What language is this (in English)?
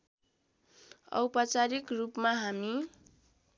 Nepali